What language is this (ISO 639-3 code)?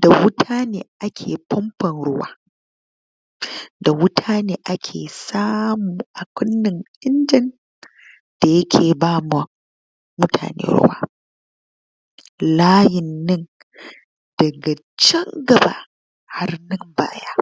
hau